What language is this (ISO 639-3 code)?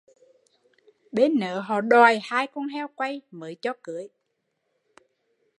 vie